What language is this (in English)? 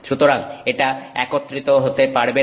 Bangla